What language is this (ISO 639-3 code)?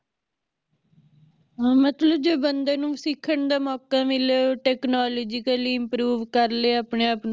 pan